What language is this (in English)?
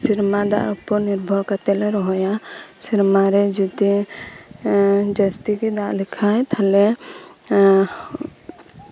Santali